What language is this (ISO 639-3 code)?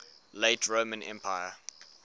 eng